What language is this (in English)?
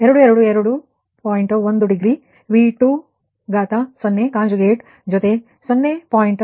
Kannada